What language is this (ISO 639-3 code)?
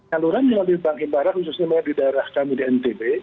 ind